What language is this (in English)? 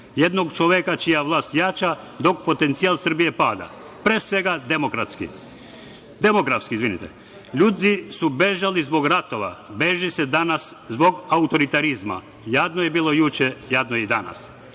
Serbian